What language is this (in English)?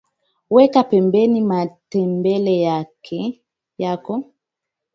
Swahili